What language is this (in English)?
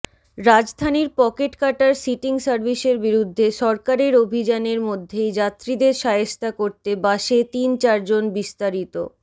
Bangla